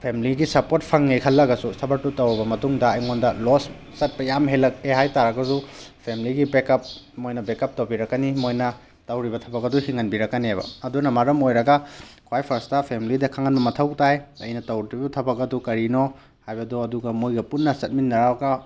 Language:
Manipuri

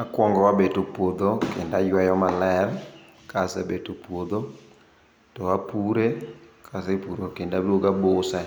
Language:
Luo (Kenya and Tanzania)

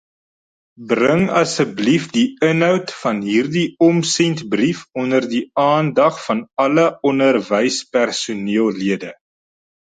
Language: Afrikaans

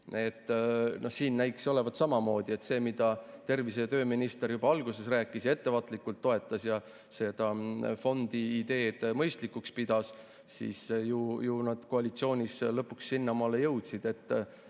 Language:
Estonian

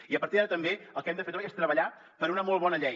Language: Catalan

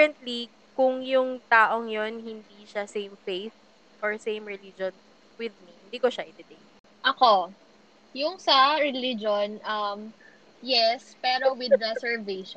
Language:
Filipino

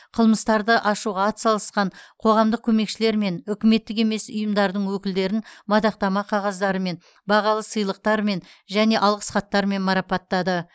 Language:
Kazakh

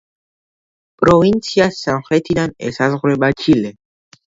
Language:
Georgian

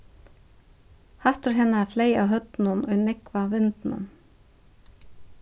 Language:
Faroese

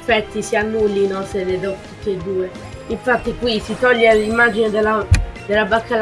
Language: Italian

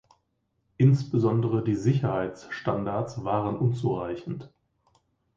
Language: German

